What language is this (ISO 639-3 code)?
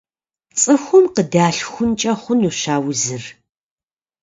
kbd